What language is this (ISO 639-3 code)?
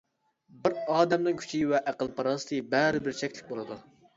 uig